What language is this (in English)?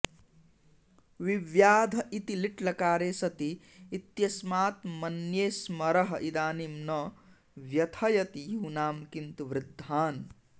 Sanskrit